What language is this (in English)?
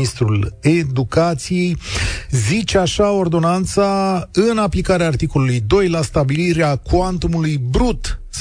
Romanian